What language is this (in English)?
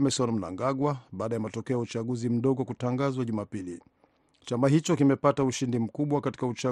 Swahili